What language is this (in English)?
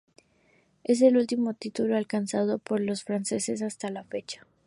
Spanish